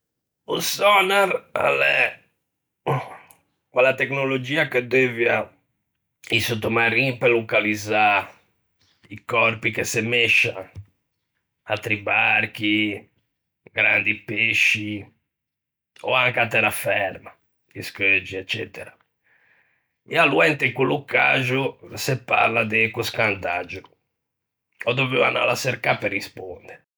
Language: Ligurian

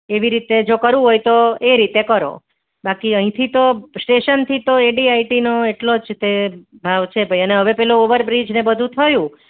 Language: Gujarati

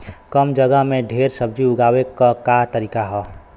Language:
Bhojpuri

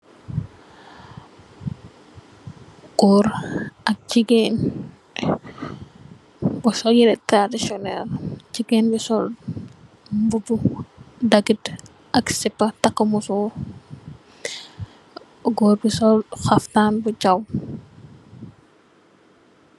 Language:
Wolof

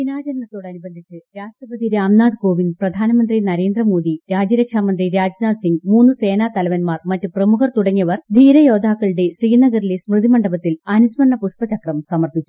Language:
Malayalam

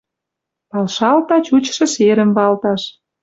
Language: Western Mari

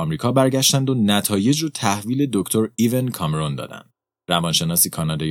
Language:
Persian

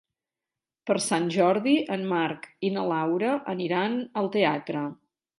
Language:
Catalan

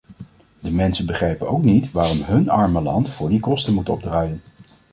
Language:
Dutch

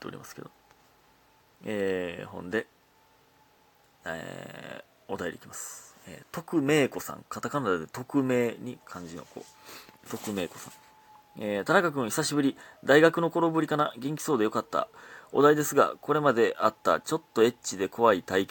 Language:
Japanese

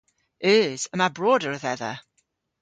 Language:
Cornish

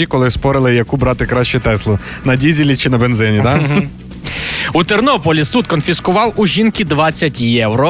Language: Ukrainian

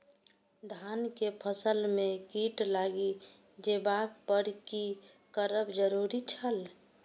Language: Maithili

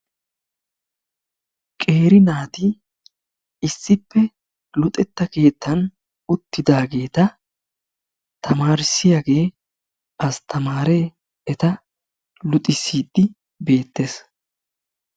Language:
Wolaytta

